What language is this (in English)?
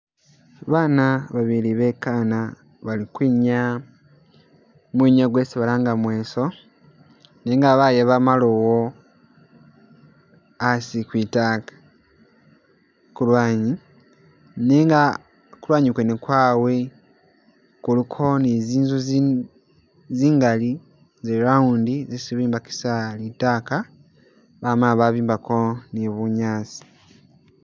Masaaba